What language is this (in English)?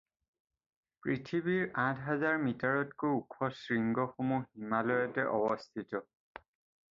Assamese